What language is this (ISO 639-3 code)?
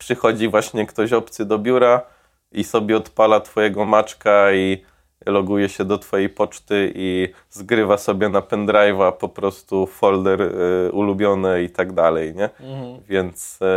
pol